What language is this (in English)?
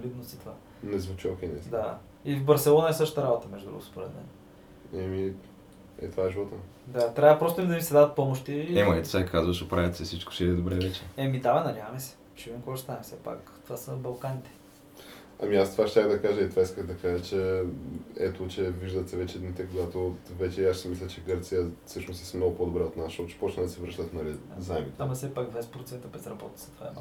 Bulgarian